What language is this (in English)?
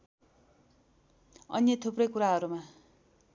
Nepali